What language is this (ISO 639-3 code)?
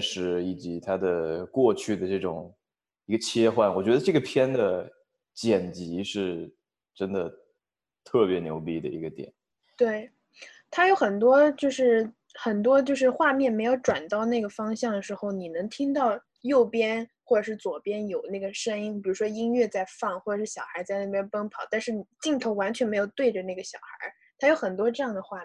zho